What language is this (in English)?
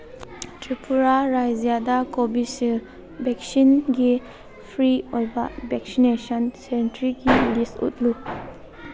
Manipuri